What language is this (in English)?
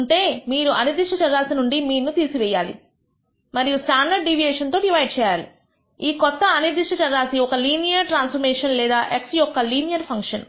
Telugu